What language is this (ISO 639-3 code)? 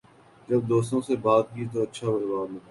urd